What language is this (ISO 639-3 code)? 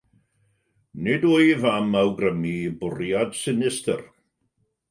cym